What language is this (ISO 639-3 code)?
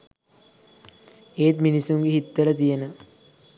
sin